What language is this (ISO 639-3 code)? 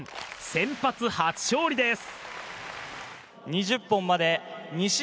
jpn